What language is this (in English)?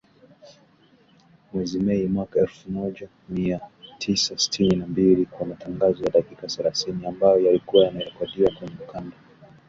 Swahili